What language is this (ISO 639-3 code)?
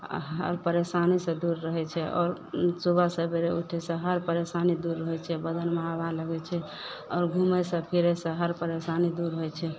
mai